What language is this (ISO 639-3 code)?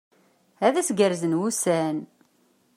kab